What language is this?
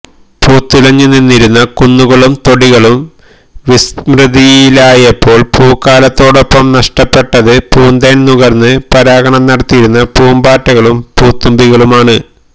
Malayalam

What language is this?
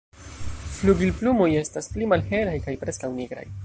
Esperanto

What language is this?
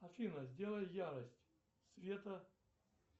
Russian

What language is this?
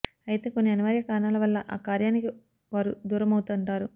Telugu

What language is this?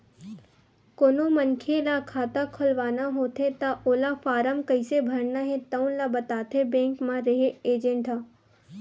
Chhattisgarhi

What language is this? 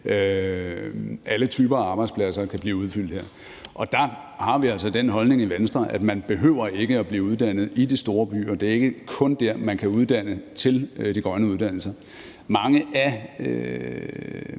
Danish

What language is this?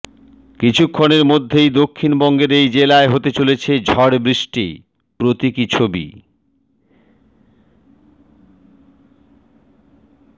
Bangla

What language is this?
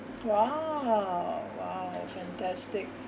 English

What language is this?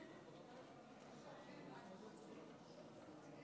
Hebrew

